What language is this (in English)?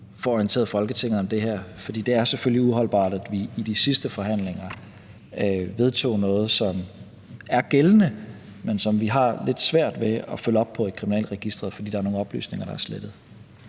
Danish